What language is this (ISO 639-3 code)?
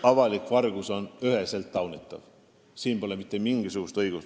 est